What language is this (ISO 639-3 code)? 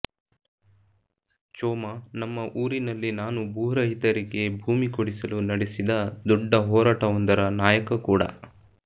kan